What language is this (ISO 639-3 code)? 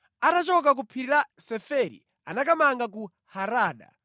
nya